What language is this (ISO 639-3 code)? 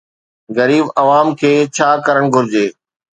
snd